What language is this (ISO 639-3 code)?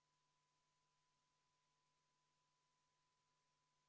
est